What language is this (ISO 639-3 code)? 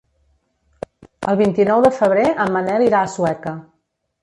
cat